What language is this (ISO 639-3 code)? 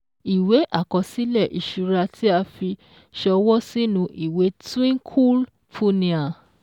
yor